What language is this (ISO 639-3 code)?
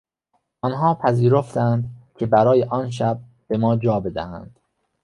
fas